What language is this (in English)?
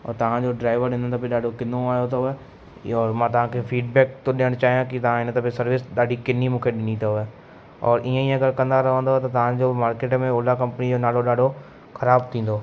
Sindhi